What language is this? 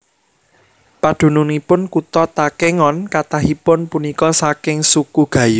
Javanese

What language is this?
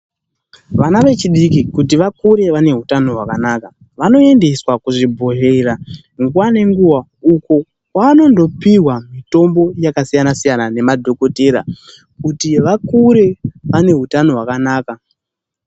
Ndau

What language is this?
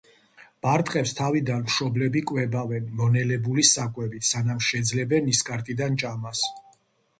Georgian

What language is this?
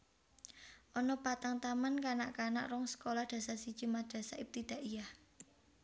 Javanese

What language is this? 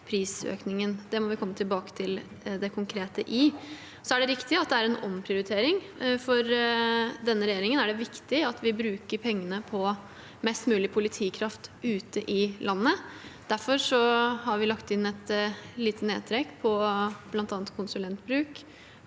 Norwegian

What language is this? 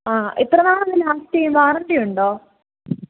Malayalam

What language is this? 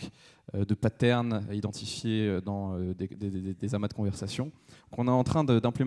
French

